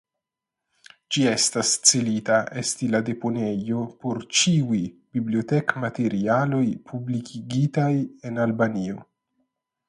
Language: Esperanto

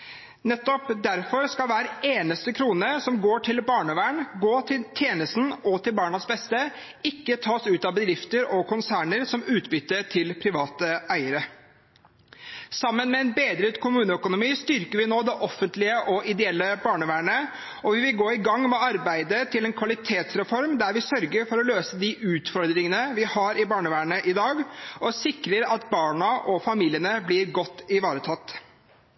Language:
Norwegian Bokmål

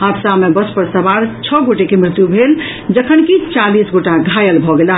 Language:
Maithili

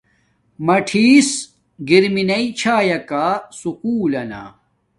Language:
Domaaki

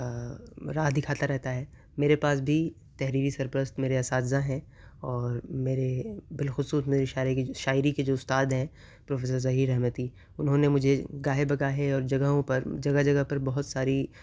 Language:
Urdu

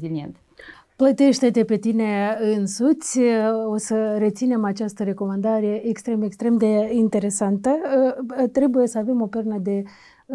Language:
Romanian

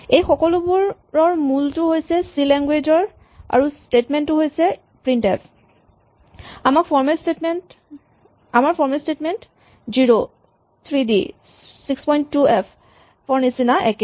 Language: Assamese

